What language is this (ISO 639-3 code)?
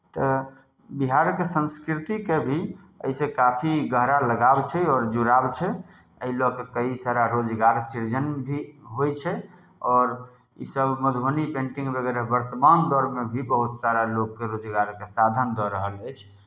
mai